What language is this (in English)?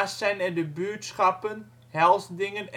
Dutch